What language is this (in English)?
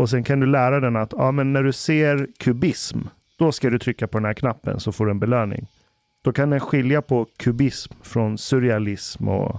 Swedish